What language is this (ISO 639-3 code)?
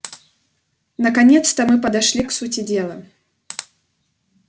rus